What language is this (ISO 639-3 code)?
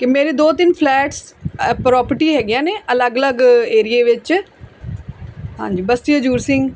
pan